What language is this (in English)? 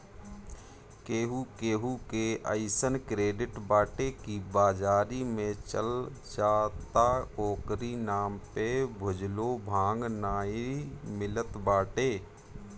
Bhojpuri